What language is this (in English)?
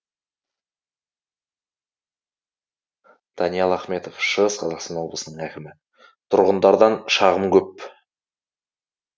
Kazakh